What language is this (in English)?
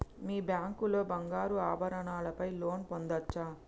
Telugu